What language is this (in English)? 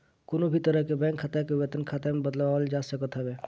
Bhojpuri